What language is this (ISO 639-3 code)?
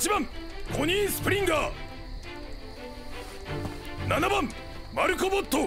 jpn